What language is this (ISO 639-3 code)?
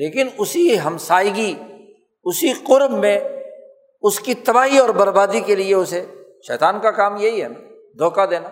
urd